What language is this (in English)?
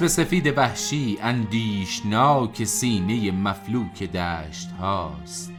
Persian